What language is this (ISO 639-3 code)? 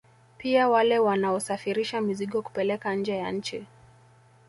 swa